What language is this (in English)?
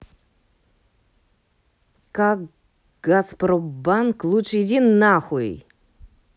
Russian